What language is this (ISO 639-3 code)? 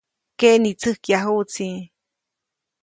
zoc